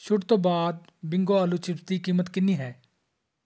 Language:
Punjabi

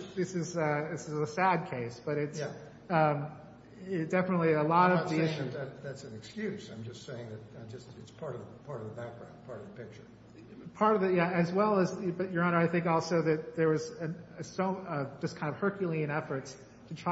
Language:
English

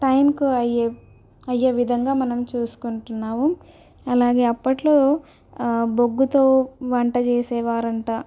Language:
Telugu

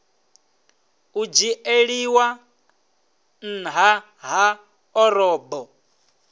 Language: Venda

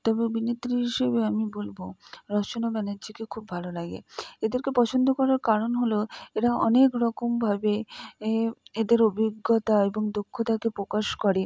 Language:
Bangla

